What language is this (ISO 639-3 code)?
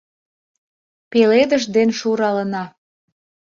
chm